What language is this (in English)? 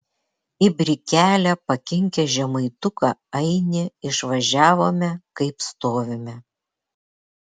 Lithuanian